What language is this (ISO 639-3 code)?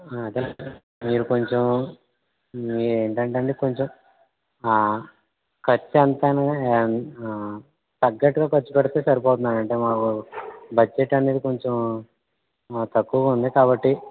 tel